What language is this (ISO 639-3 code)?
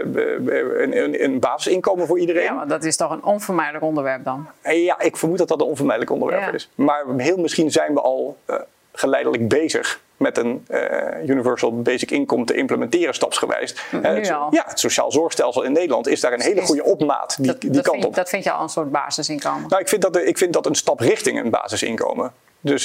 nld